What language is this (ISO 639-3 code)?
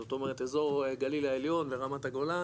heb